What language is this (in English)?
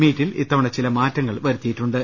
Malayalam